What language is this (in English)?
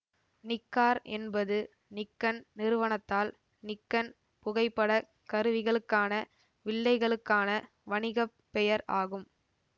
Tamil